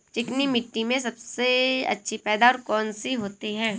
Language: Hindi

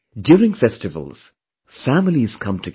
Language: English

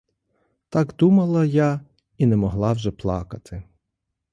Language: Ukrainian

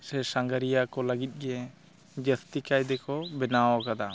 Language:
Santali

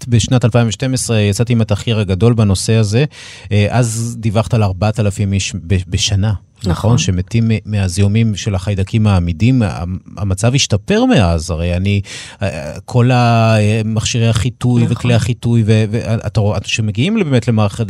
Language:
Hebrew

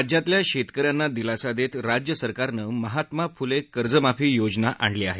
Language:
Marathi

